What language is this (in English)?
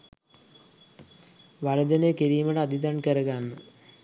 Sinhala